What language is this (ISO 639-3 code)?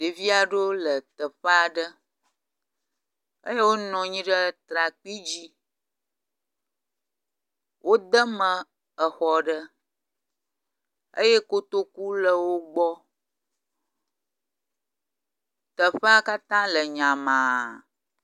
ewe